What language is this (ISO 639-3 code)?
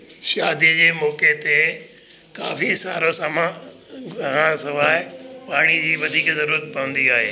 snd